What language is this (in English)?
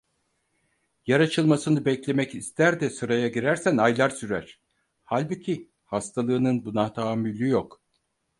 Turkish